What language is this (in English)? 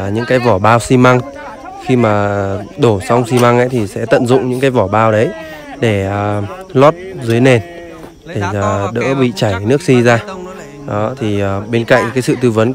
Vietnamese